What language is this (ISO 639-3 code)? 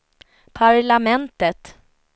swe